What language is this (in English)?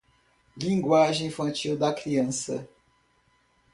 Portuguese